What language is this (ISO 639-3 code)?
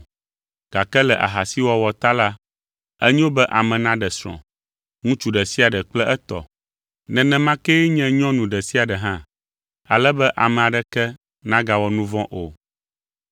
ewe